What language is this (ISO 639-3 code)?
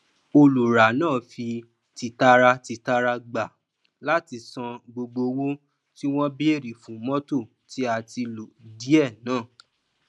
yor